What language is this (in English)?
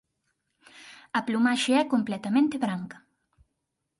Galician